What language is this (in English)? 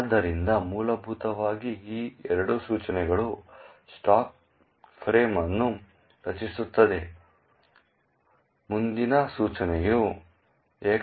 Kannada